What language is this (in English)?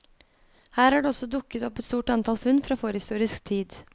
Norwegian